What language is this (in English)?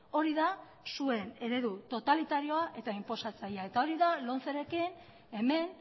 Basque